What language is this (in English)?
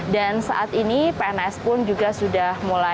Indonesian